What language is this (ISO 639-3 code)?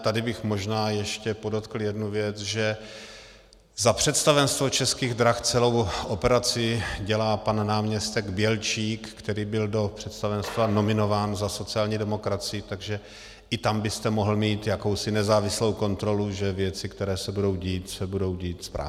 ces